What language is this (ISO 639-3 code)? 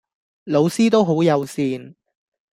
yue